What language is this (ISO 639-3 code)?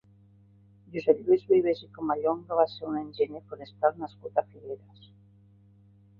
cat